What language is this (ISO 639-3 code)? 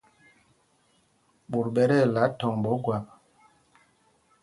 mgg